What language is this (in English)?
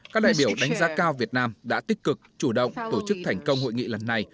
Vietnamese